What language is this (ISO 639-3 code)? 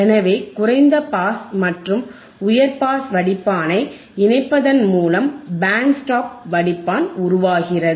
tam